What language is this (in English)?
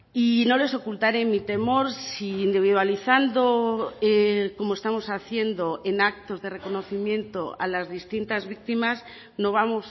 Spanish